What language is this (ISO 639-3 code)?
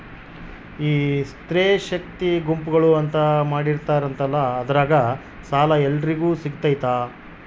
kan